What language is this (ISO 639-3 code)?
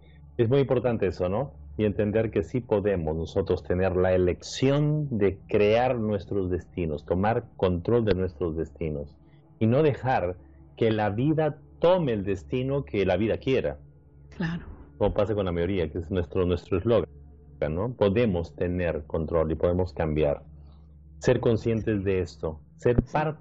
spa